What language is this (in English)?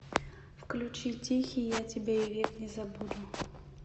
Russian